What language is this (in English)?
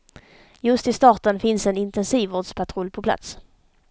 Swedish